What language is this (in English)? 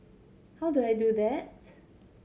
English